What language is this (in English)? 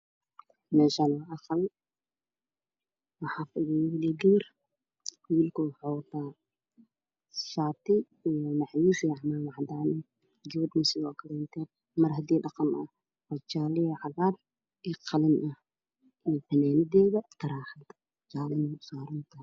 Somali